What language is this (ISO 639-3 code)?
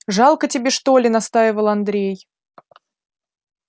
rus